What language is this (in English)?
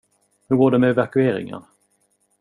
Swedish